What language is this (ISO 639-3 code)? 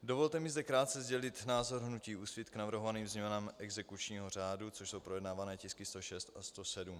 ces